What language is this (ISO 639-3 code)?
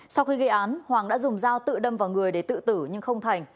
vie